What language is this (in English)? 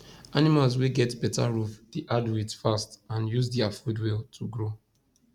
Nigerian Pidgin